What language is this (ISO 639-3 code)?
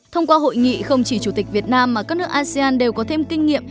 vie